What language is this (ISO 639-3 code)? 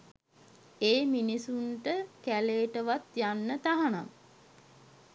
sin